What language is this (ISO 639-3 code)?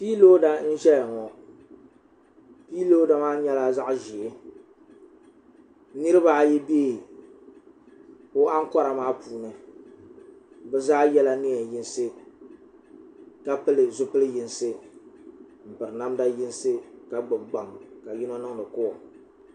dag